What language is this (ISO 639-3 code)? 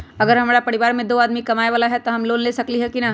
mag